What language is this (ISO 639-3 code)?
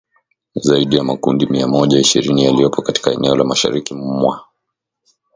swa